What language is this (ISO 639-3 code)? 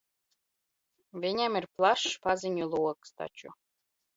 lav